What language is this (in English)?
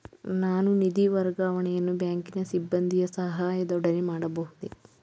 Kannada